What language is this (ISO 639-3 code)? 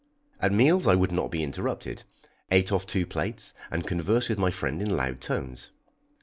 eng